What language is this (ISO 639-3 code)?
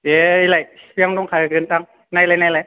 brx